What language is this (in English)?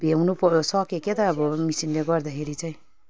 Nepali